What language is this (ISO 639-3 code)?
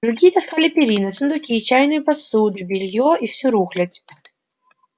rus